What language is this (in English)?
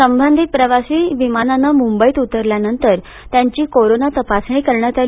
Marathi